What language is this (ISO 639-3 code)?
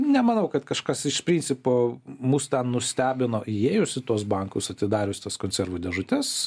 lit